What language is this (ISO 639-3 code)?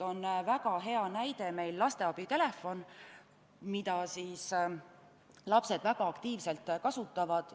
est